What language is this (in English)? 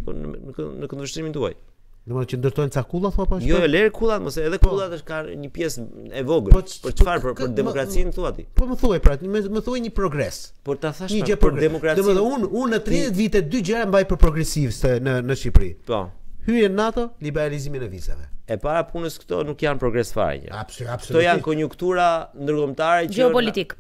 Romanian